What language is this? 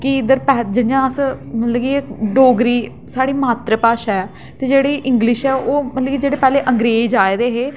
Dogri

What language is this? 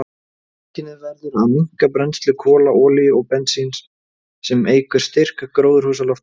Icelandic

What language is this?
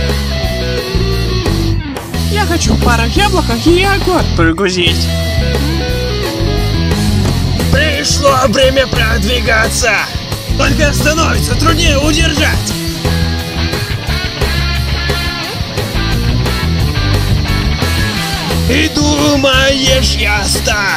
Russian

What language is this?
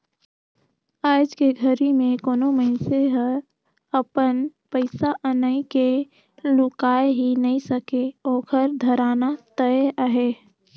Chhattisgarhi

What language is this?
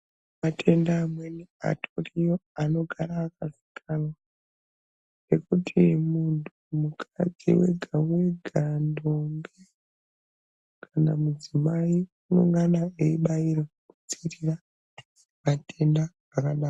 Ndau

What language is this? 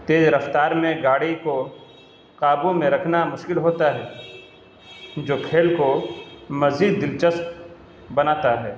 Urdu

